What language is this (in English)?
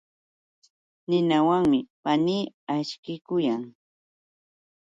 Yauyos Quechua